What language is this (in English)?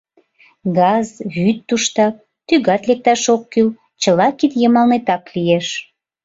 Mari